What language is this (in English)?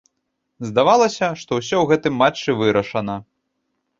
Belarusian